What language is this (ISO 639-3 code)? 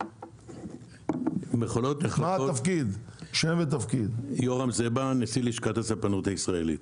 heb